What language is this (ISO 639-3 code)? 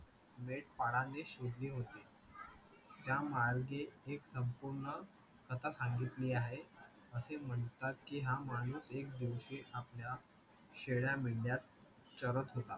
mar